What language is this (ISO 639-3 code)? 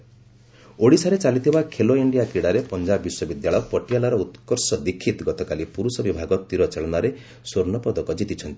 ori